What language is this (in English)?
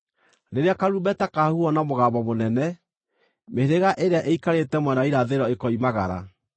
Kikuyu